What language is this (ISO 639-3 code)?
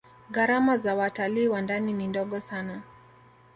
swa